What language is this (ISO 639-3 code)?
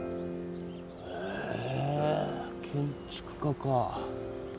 jpn